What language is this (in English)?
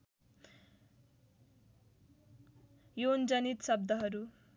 Nepali